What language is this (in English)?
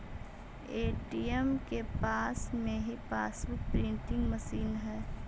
Magahi